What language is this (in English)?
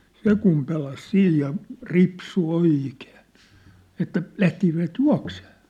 Finnish